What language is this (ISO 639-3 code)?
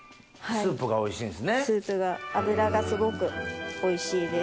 jpn